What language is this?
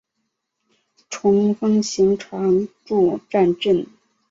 Chinese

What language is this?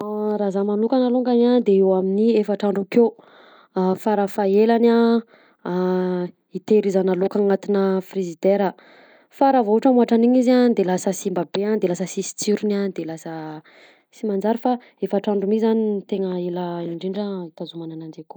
Southern Betsimisaraka Malagasy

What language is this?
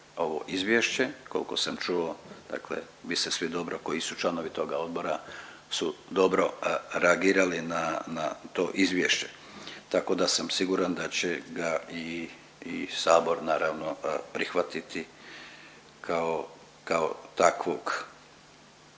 Croatian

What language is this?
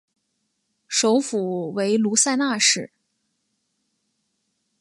Chinese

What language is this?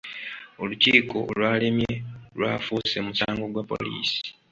Ganda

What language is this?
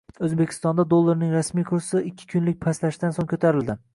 Uzbek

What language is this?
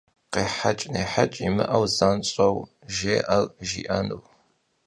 Kabardian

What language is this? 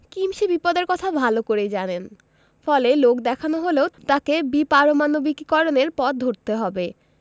Bangla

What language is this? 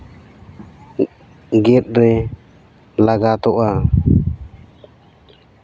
Santali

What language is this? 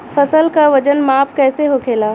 Bhojpuri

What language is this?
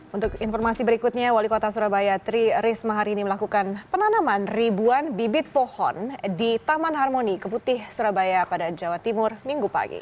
Indonesian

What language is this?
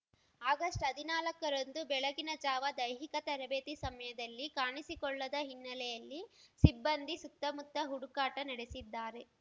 Kannada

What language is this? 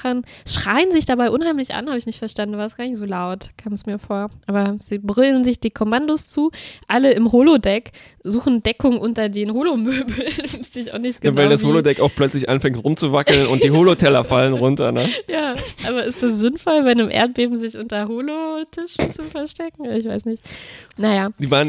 German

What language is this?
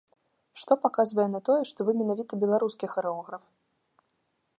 Belarusian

